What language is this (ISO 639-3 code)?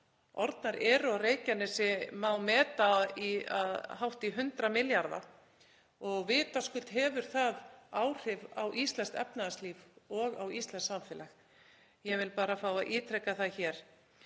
isl